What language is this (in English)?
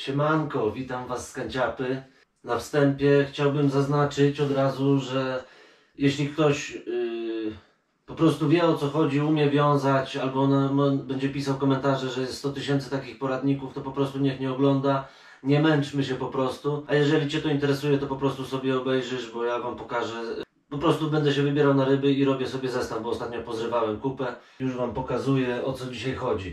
Polish